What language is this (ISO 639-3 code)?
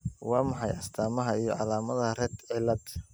som